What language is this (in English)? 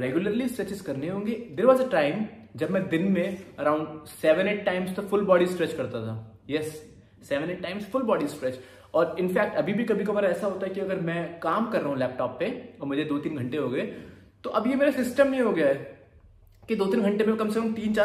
Hindi